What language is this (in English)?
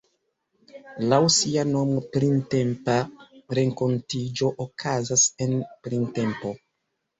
Esperanto